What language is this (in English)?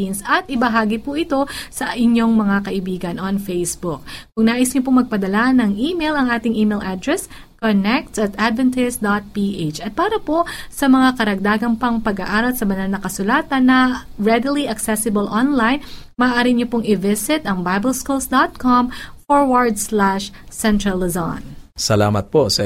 Filipino